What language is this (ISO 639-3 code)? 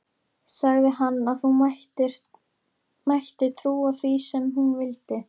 isl